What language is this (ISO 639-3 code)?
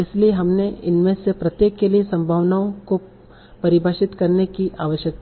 hin